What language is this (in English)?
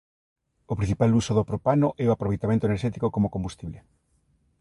Galician